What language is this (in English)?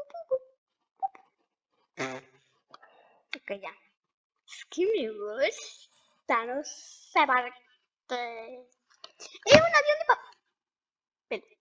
Spanish